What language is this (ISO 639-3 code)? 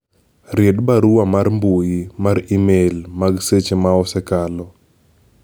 luo